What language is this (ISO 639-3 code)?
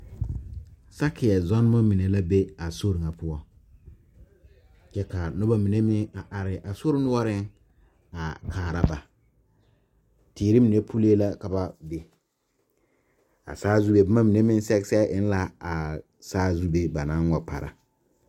dga